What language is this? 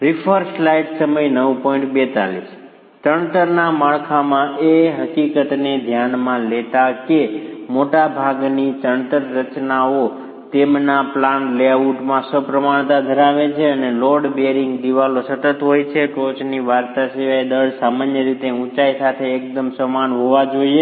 Gujarati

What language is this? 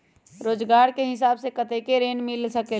Magahi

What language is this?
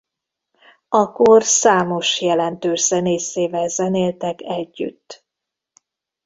Hungarian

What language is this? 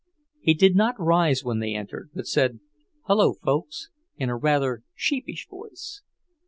English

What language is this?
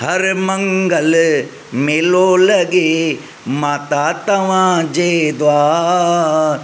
Sindhi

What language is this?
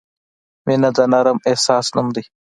Pashto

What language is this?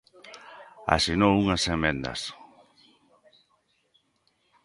Galician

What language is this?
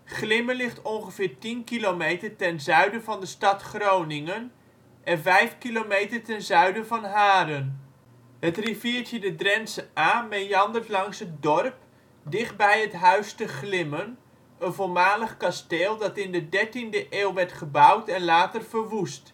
Dutch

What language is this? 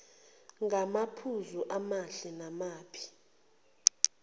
Zulu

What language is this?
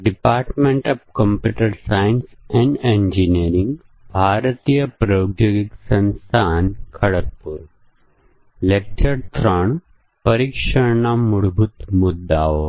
Gujarati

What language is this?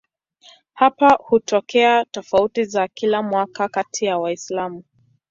Swahili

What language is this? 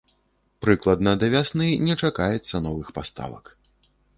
Belarusian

